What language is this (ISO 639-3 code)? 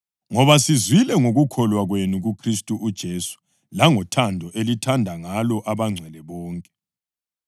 nde